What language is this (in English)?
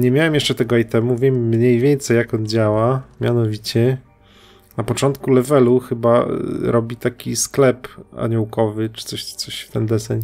Polish